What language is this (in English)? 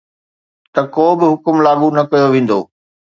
Sindhi